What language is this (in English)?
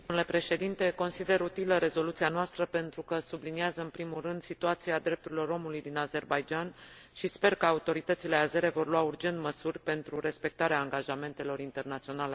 Romanian